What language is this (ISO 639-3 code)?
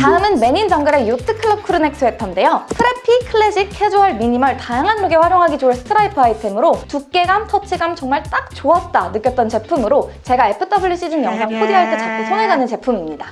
kor